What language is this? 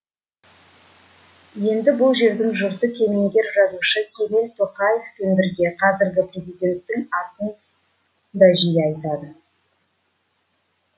Kazakh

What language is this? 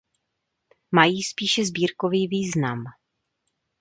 Czech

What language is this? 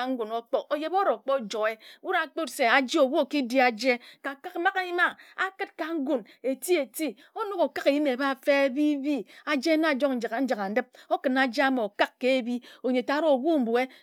Ejagham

